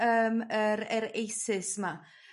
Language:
Welsh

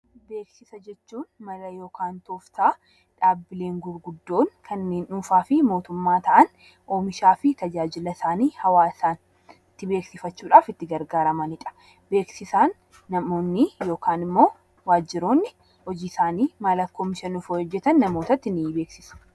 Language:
Oromo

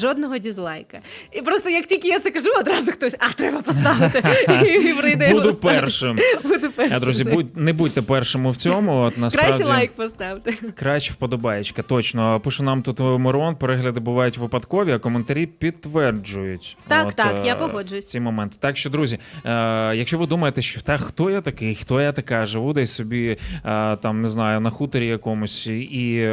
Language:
Ukrainian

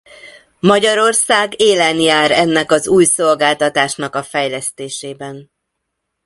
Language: Hungarian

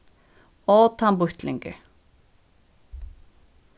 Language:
Faroese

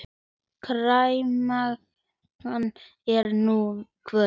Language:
Icelandic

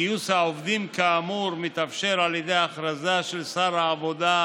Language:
Hebrew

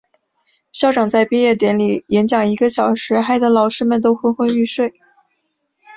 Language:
Chinese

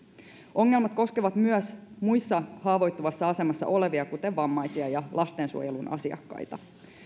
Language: Finnish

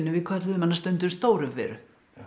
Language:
Icelandic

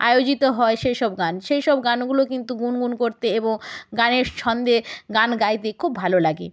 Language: Bangla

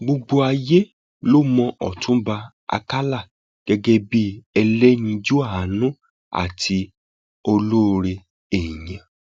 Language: Yoruba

